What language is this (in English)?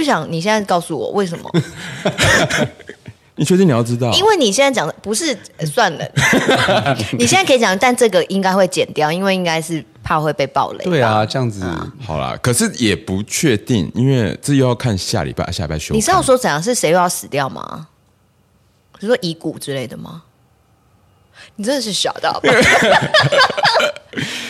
Chinese